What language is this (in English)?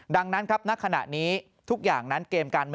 Thai